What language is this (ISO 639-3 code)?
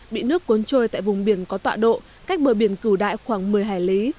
vie